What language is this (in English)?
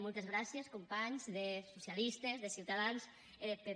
Catalan